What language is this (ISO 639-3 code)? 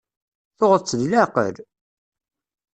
kab